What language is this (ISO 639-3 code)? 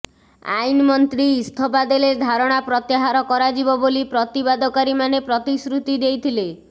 ori